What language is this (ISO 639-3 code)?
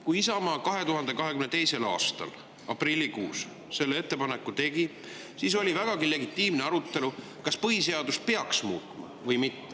est